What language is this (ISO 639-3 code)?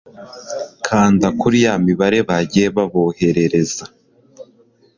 kin